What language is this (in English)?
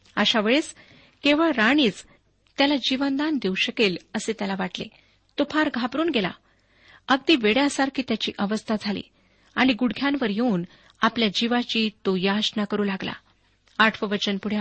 Marathi